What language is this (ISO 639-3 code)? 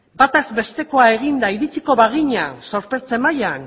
eus